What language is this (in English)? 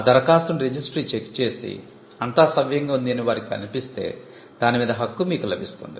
Telugu